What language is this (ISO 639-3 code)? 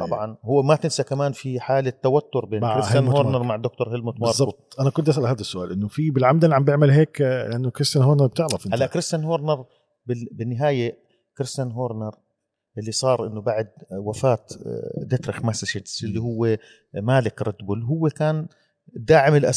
ara